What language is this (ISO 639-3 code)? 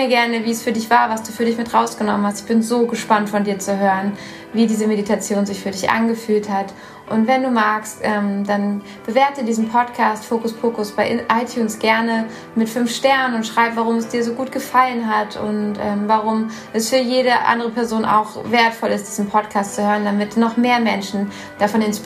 deu